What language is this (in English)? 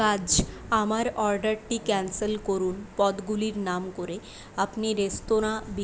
Bangla